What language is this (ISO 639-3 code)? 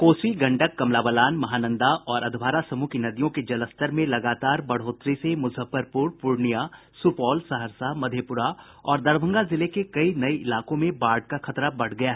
hin